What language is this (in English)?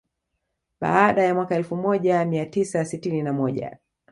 Swahili